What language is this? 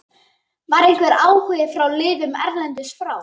Icelandic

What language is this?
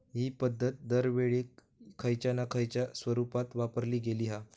Marathi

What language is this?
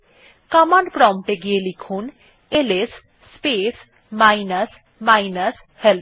Bangla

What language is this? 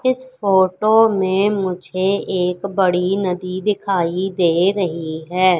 Hindi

